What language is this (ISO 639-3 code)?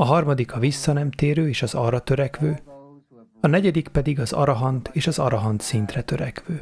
hun